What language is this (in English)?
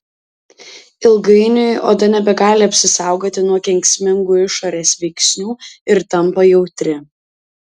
Lithuanian